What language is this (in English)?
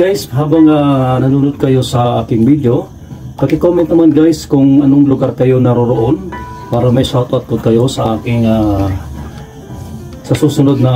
Filipino